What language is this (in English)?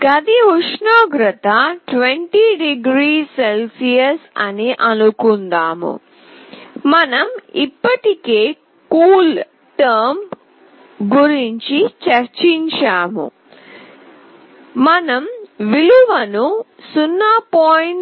Telugu